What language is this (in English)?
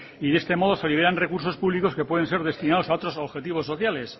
Spanish